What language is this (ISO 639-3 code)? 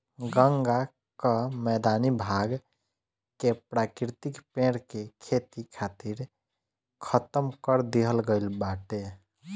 bho